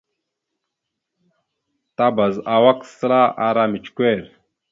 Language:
Mada (Cameroon)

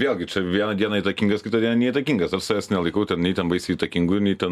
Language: Lithuanian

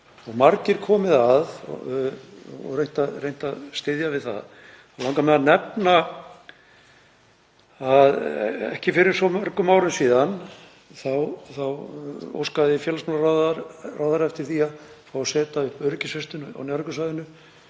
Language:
Icelandic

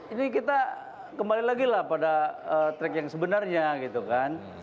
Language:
Indonesian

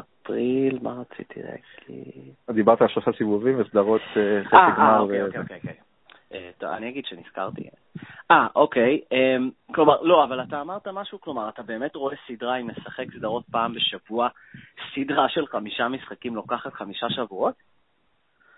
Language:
Hebrew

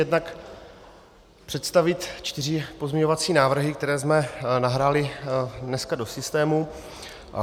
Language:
Czech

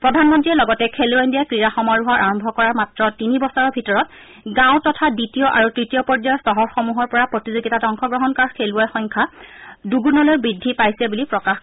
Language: Assamese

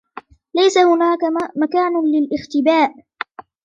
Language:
Arabic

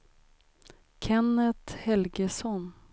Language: Swedish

